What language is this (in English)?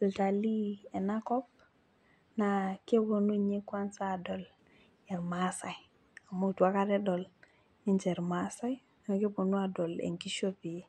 Masai